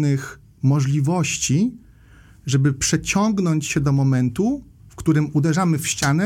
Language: Polish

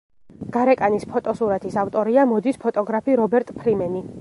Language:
Georgian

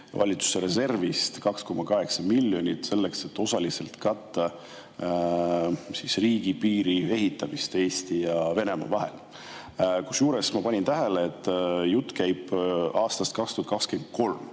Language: Estonian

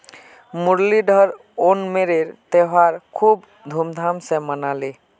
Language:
Magahi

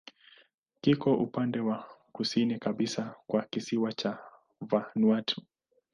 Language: Swahili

